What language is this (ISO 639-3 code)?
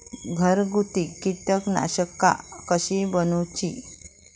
mar